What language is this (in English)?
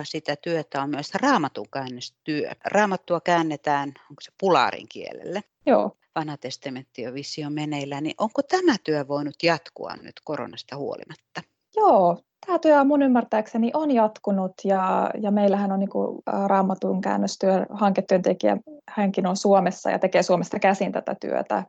Finnish